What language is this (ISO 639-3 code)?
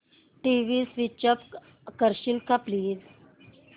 mar